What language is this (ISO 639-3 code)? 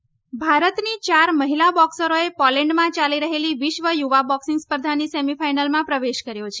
guj